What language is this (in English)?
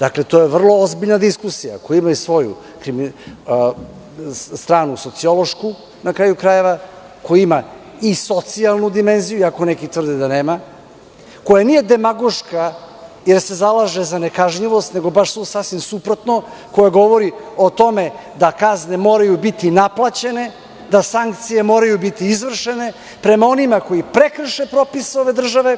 Serbian